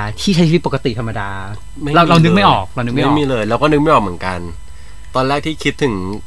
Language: Thai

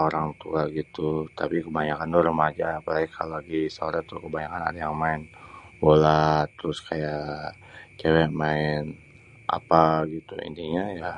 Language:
Betawi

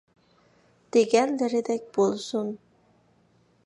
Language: Uyghur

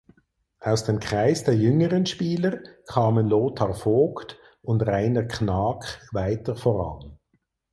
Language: German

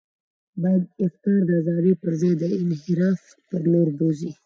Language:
Pashto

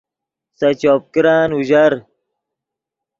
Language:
Yidgha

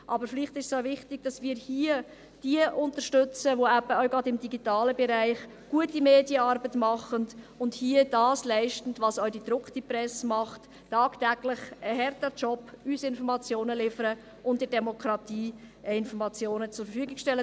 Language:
Swiss German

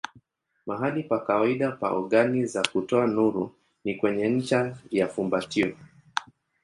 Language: Swahili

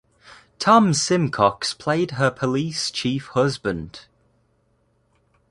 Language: English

